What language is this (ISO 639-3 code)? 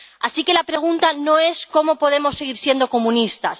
spa